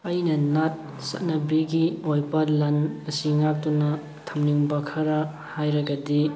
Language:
Manipuri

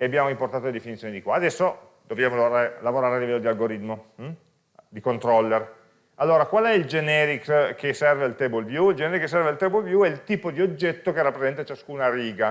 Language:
Italian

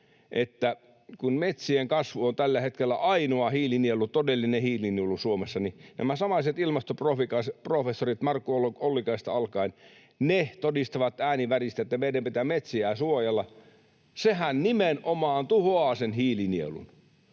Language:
Finnish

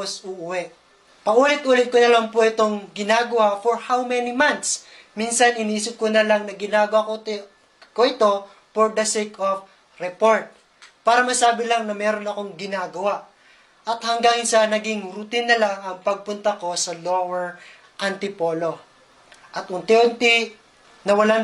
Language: Filipino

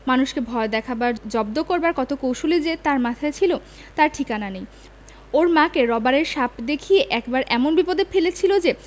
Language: Bangla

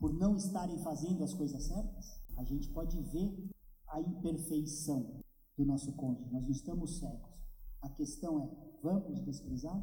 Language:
Portuguese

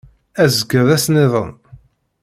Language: Kabyle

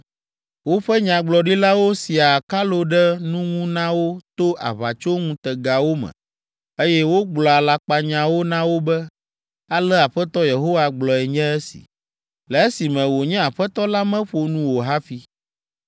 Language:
Ewe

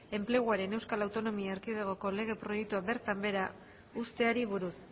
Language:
Basque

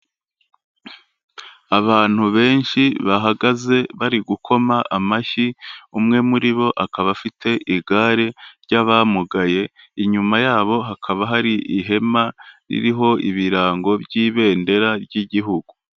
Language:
Kinyarwanda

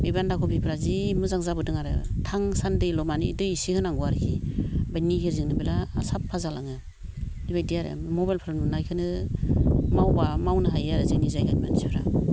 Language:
Bodo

